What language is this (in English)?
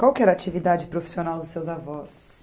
Portuguese